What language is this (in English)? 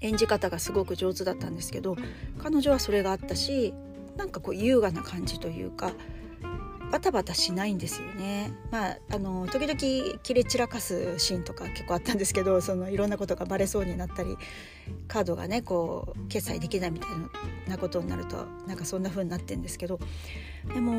Japanese